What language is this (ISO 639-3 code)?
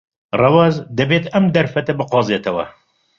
ckb